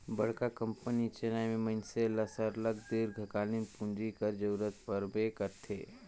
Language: Chhattisgarhi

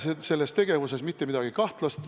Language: Estonian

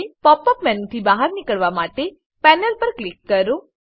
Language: Gujarati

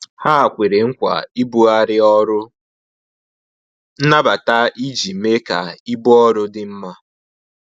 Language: Igbo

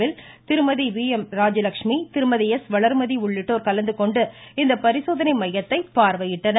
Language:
Tamil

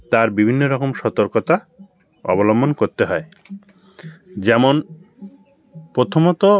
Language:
Bangla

